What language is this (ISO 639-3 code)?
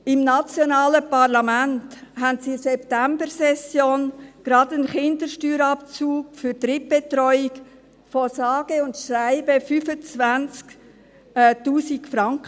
gsw